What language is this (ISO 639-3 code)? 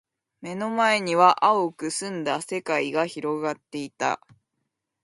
jpn